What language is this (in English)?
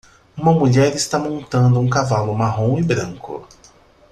Portuguese